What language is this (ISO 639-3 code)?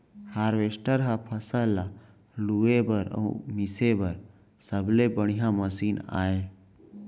hne